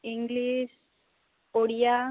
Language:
Odia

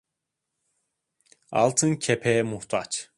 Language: Turkish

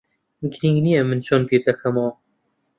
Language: Central Kurdish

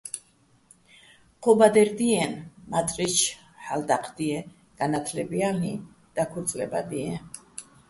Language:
Bats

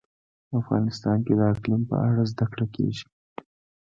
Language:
Pashto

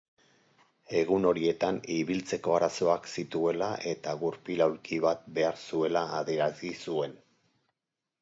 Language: Basque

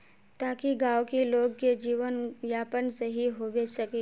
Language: Magahi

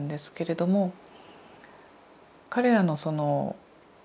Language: Japanese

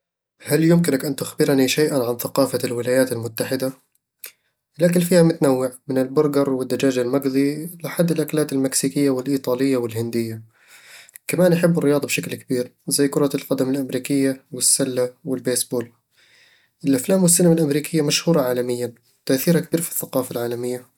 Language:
Eastern Egyptian Bedawi Arabic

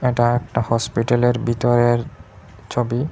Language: Bangla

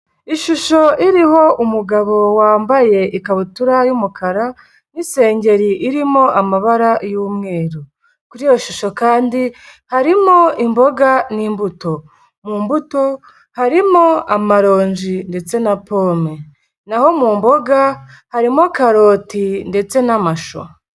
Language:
Kinyarwanda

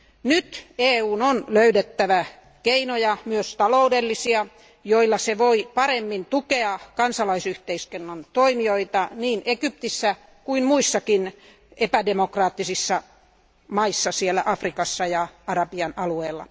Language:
Finnish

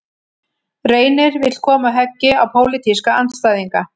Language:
Icelandic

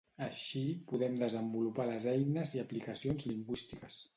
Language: Catalan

